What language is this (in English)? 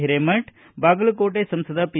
Kannada